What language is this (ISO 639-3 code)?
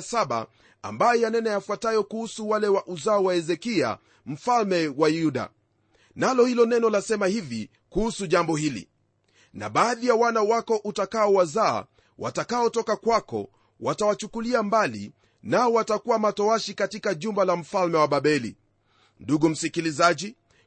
swa